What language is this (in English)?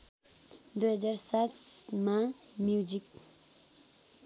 Nepali